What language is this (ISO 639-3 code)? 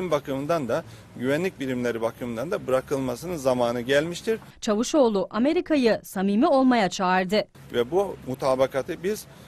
tur